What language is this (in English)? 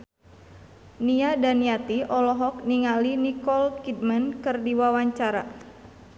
Sundanese